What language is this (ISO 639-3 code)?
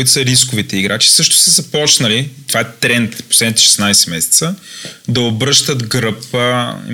bul